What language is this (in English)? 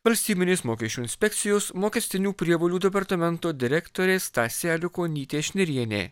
Lithuanian